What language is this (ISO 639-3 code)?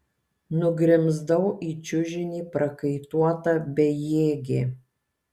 lit